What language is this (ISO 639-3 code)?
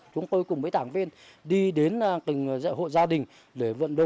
vie